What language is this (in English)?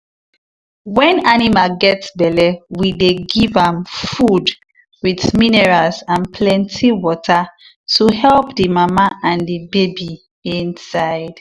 Nigerian Pidgin